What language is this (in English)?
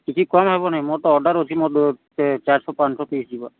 Odia